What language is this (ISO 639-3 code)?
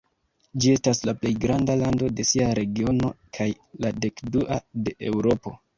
epo